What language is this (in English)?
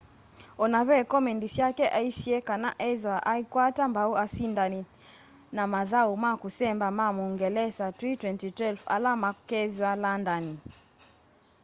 Kamba